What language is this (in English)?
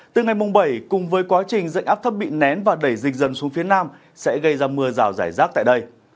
Vietnamese